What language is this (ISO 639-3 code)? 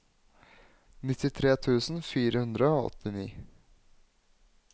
nor